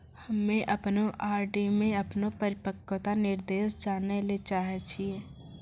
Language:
Maithili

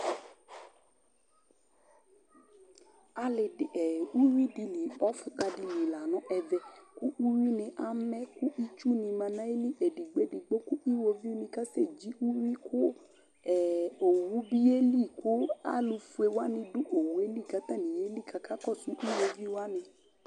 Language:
Ikposo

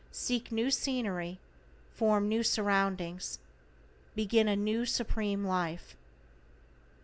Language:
English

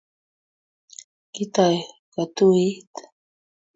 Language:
Kalenjin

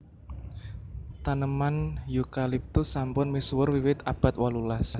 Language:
Javanese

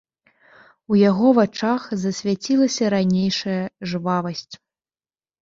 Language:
Belarusian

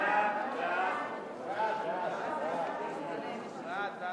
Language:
Hebrew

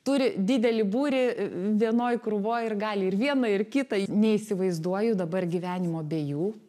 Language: Lithuanian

